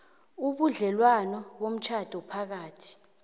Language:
South Ndebele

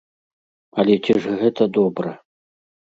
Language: Belarusian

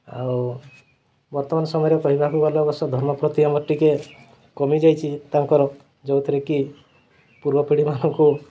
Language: Odia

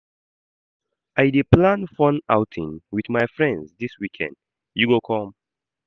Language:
Nigerian Pidgin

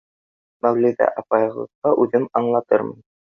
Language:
Bashkir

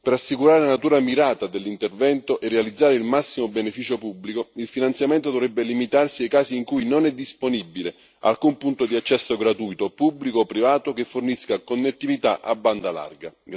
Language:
Italian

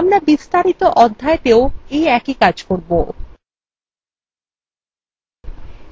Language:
Bangla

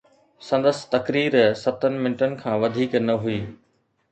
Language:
Sindhi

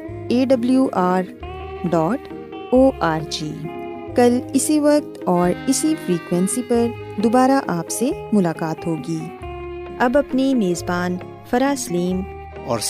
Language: Urdu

